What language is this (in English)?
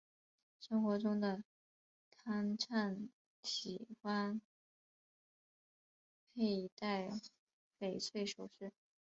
Chinese